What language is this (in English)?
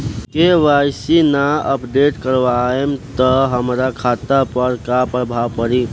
Bhojpuri